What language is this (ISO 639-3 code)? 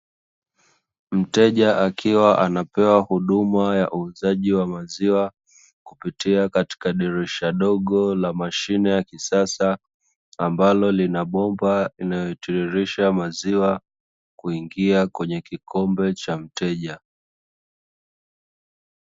swa